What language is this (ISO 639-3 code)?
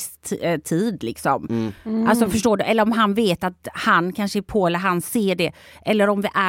swe